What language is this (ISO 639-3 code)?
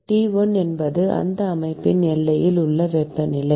tam